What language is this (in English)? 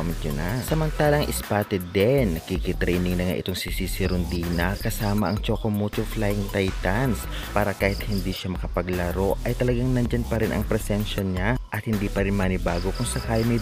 Filipino